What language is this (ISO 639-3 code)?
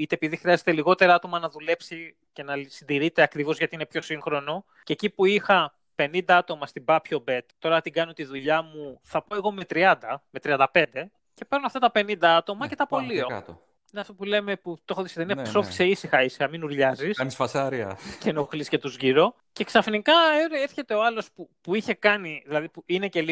ell